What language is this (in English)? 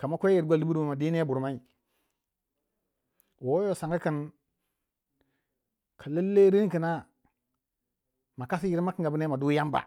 Waja